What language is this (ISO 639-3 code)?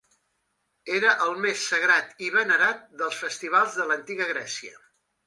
cat